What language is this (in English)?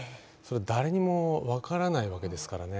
Japanese